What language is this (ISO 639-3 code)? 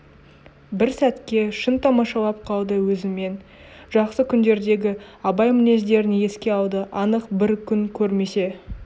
kaz